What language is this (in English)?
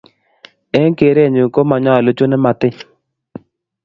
Kalenjin